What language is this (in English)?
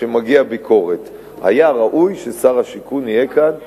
Hebrew